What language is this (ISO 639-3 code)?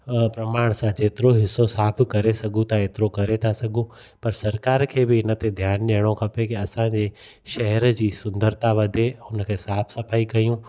snd